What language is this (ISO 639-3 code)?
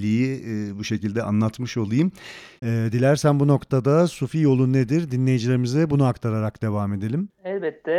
tur